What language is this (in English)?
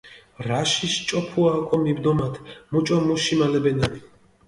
Mingrelian